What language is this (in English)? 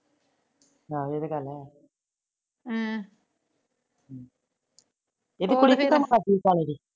Punjabi